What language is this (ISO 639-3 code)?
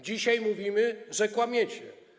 pol